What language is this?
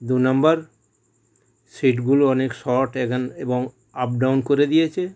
Bangla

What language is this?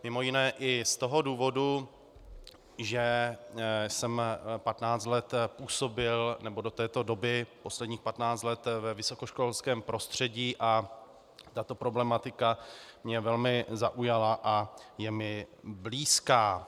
Czech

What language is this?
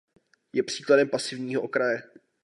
Czech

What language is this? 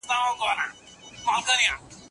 Pashto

